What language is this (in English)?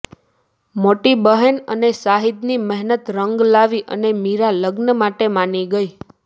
Gujarati